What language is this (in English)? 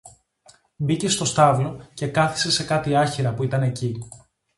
Greek